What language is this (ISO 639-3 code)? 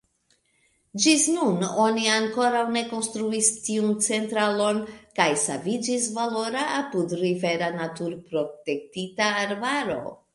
epo